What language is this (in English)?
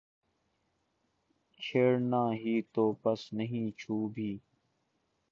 Urdu